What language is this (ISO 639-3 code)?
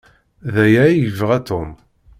kab